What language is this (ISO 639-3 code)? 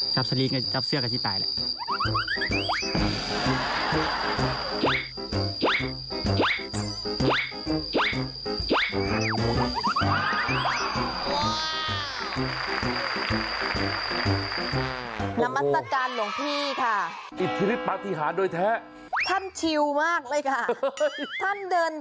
tha